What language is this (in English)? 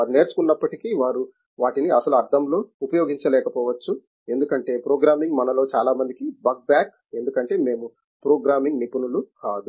Telugu